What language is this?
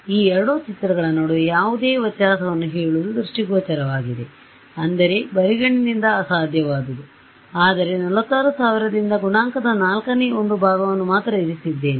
Kannada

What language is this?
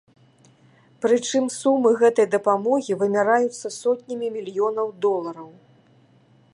Belarusian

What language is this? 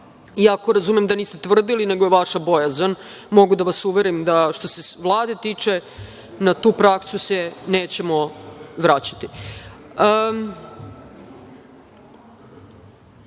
Serbian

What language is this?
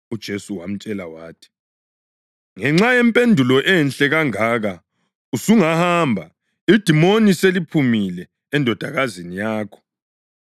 North Ndebele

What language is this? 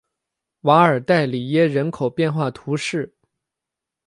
Chinese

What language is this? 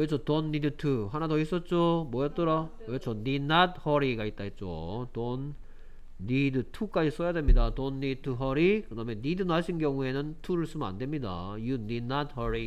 Korean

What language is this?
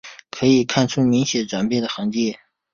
Chinese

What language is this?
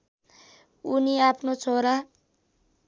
Nepali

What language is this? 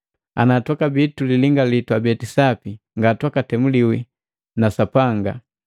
Matengo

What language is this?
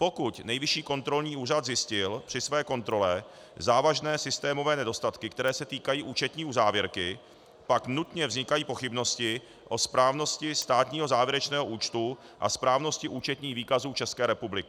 Czech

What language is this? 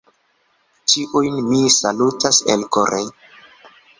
Esperanto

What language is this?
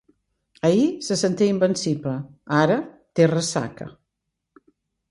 Catalan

